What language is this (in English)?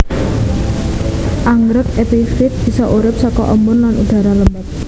Javanese